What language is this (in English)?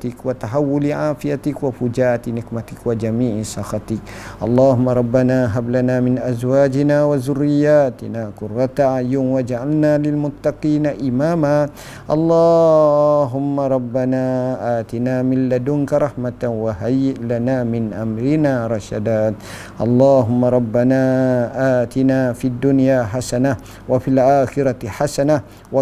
Malay